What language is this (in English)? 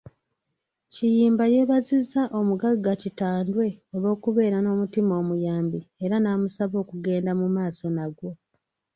Ganda